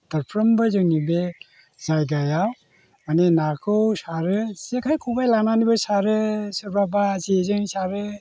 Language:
Bodo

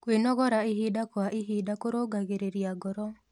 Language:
Kikuyu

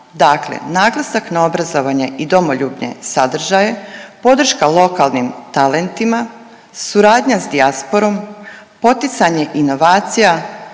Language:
Croatian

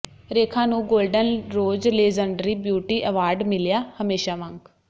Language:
Punjabi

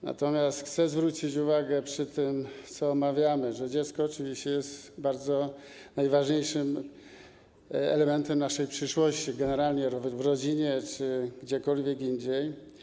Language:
Polish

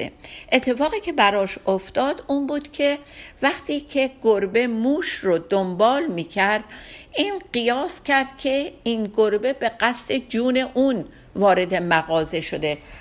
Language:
Persian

